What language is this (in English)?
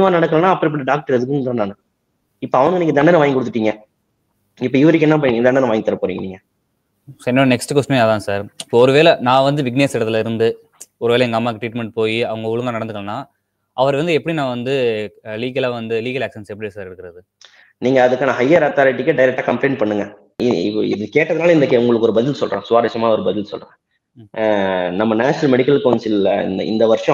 Tamil